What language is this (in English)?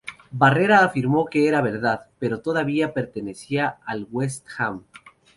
Spanish